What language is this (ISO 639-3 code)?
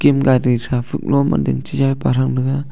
nnp